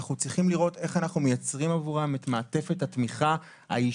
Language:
Hebrew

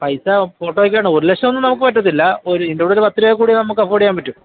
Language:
Malayalam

